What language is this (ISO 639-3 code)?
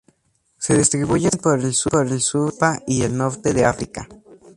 spa